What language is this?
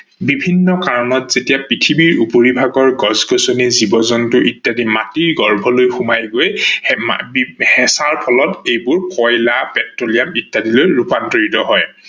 Assamese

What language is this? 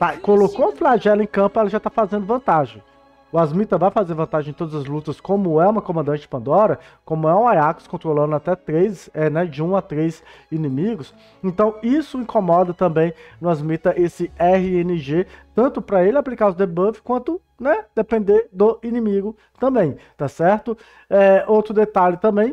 Portuguese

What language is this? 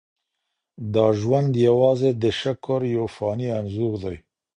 Pashto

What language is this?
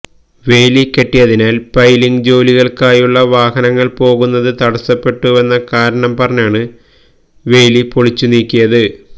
Malayalam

